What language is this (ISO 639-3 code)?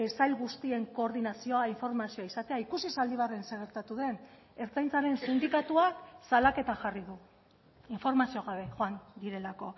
eus